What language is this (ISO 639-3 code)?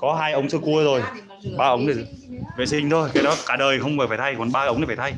vie